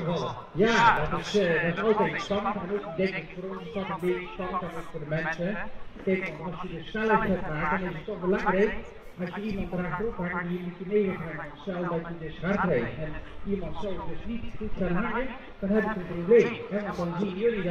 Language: Dutch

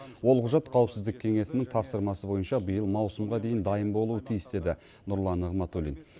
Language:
Kazakh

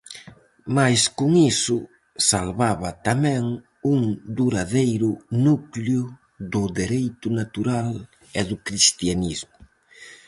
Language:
Galician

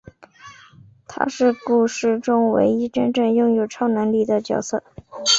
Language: Chinese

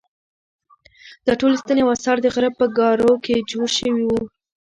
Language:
Pashto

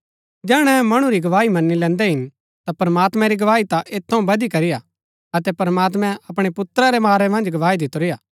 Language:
Gaddi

